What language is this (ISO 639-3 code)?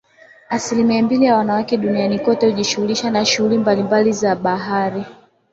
swa